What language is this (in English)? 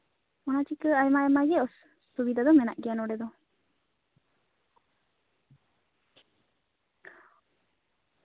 Santali